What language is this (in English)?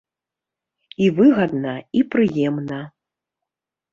Belarusian